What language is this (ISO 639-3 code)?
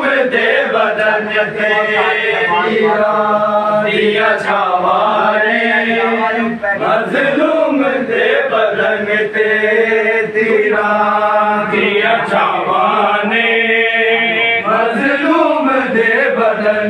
ara